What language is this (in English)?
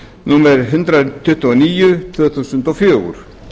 Icelandic